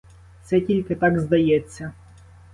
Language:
Ukrainian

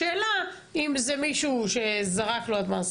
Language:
Hebrew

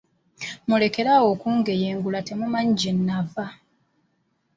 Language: Ganda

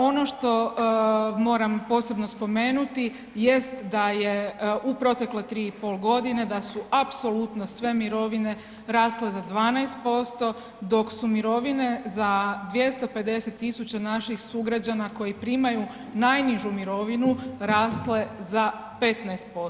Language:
Croatian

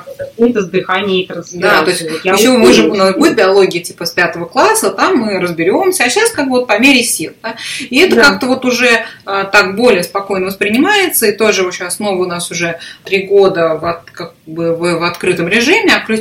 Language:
Russian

